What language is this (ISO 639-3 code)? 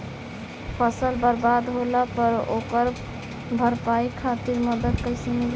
bho